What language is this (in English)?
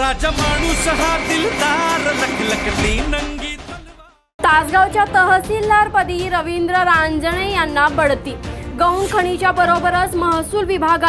Hindi